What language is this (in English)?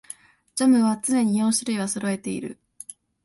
Japanese